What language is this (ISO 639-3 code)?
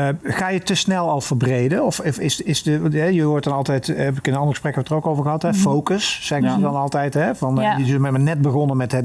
nld